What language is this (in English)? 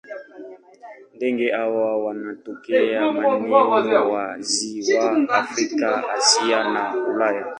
Swahili